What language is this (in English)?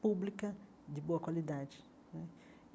Portuguese